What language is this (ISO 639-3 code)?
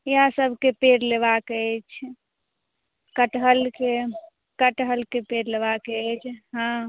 mai